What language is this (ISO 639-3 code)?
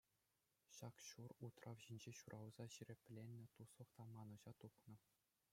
chv